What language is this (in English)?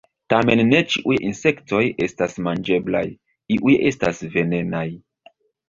Esperanto